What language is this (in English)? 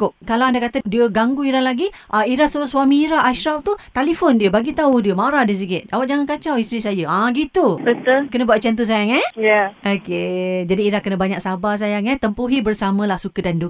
Malay